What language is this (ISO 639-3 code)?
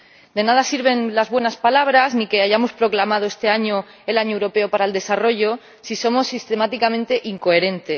spa